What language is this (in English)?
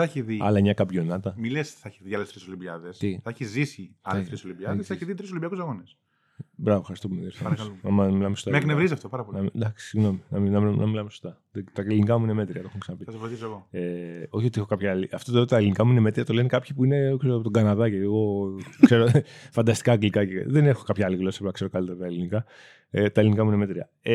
Greek